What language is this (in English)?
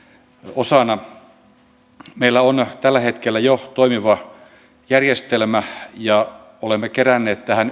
Finnish